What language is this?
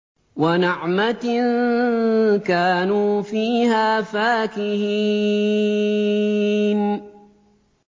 Arabic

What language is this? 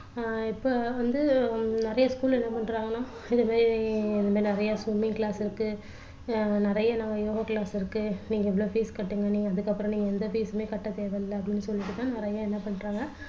Tamil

